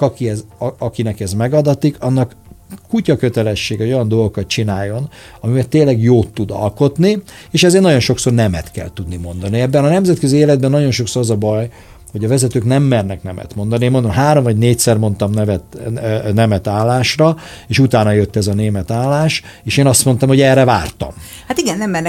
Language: Hungarian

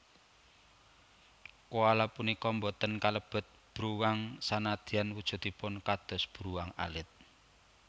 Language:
Javanese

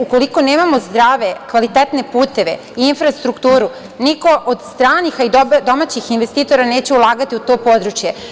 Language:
Serbian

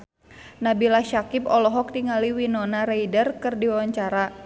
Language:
Sundanese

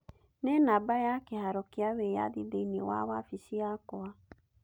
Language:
Kikuyu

